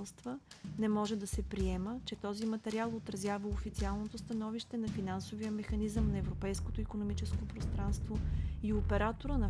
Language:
Bulgarian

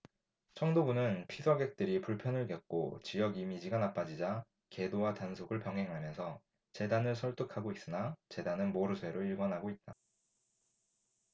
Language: Korean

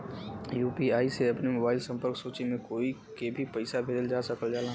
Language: Bhojpuri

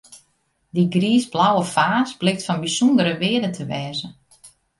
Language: Western Frisian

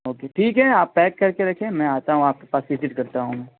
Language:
Urdu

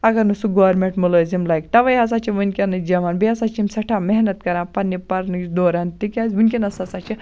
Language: Kashmiri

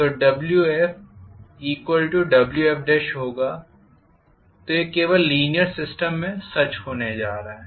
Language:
Hindi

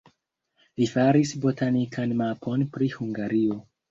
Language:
Esperanto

